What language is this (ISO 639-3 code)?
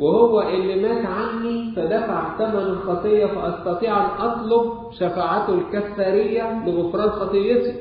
ara